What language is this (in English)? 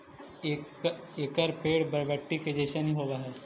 Magahi